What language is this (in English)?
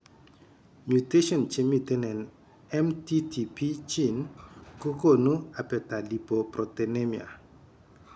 Kalenjin